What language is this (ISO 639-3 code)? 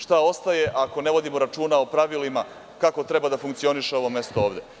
srp